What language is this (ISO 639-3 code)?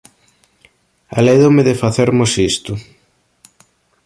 glg